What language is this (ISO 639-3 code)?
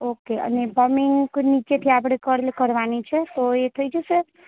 guj